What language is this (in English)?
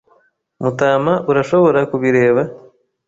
Kinyarwanda